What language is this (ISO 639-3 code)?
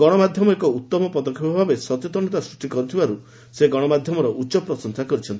ori